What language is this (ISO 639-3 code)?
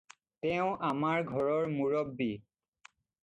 asm